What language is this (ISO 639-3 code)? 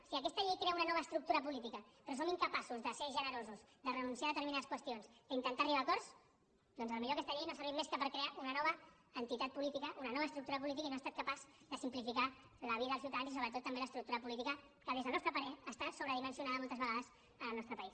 cat